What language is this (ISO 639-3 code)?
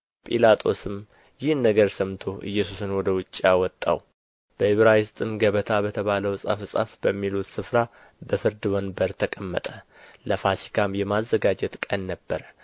amh